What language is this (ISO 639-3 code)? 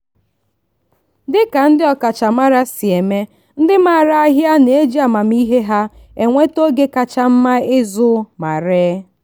ibo